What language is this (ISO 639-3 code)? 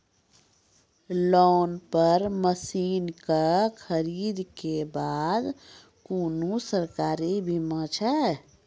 mai